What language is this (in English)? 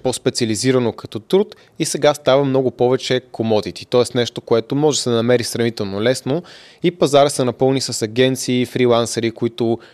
Bulgarian